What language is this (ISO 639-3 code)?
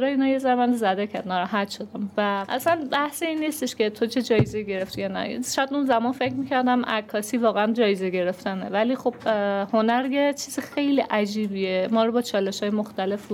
fas